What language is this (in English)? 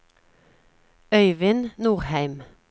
Norwegian